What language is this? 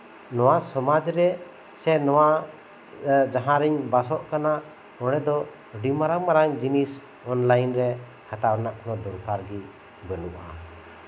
Santali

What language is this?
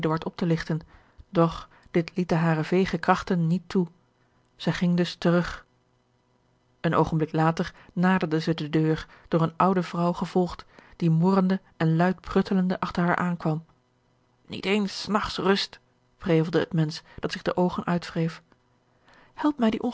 Dutch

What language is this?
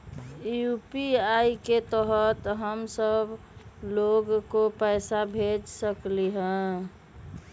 Magahi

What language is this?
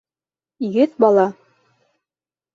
Bashkir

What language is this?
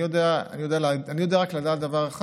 Hebrew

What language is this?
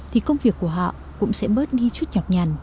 Vietnamese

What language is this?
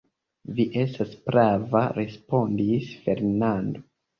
Esperanto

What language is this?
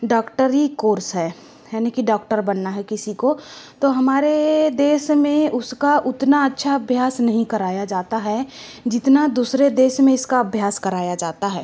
Hindi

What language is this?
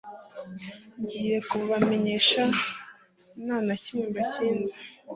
Kinyarwanda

